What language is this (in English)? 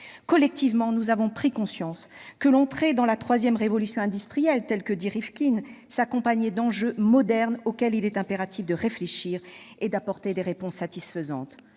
French